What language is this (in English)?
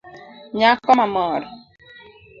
Luo (Kenya and Tanzania)